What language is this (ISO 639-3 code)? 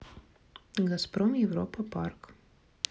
rus